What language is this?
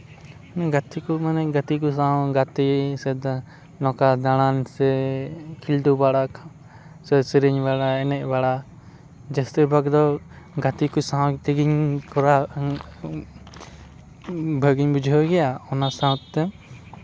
Santali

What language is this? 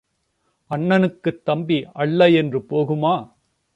Tamil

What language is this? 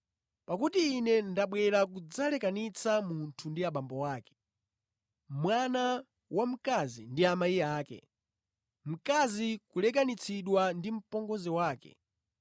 Nyanja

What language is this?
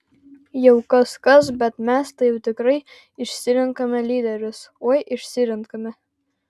Lithuanian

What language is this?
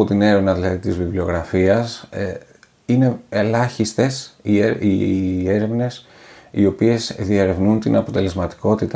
Greek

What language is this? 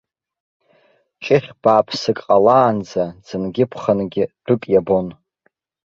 Abkhazian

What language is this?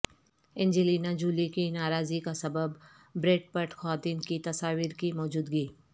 Urdu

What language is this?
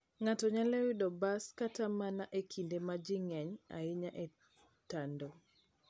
Luo (Kenya and Tanzania)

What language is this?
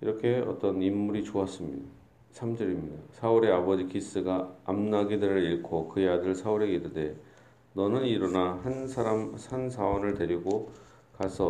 Korean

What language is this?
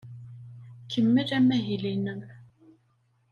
Kabyle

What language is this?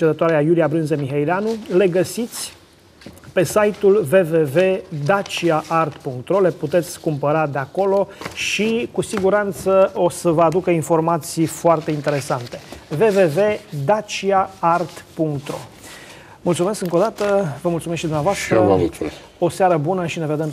Romanian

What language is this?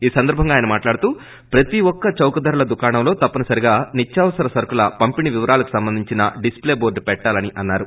Telugu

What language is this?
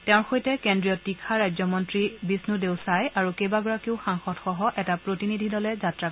Assamese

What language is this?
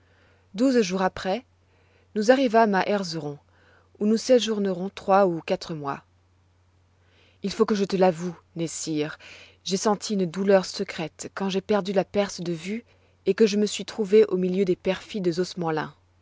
French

